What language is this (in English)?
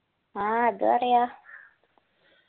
Malayalam